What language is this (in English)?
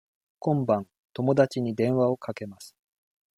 Japanese